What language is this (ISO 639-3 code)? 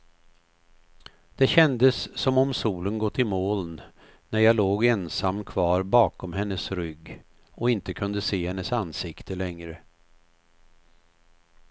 swe